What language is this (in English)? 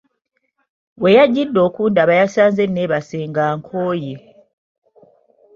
Ganda